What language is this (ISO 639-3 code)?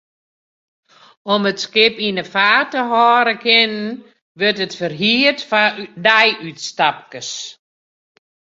fry